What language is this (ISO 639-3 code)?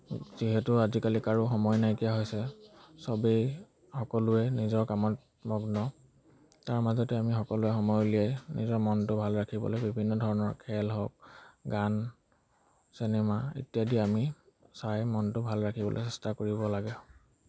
asm